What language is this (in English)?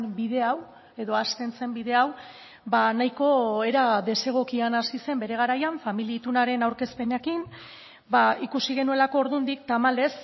Basque